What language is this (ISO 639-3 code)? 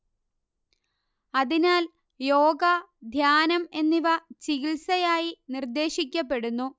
mal